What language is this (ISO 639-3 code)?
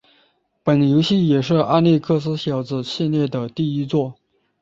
zho